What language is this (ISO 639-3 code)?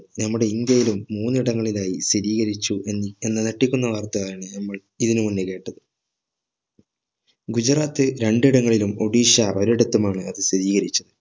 mal